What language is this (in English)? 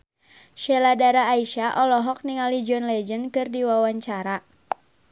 Sundanese